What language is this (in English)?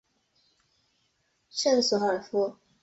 Chinese